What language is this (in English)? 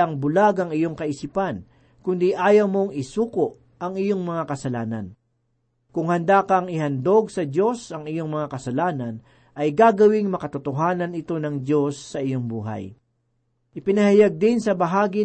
Filipino